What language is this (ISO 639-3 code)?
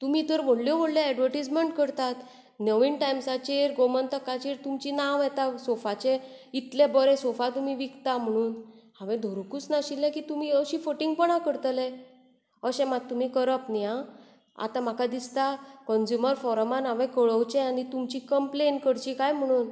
kok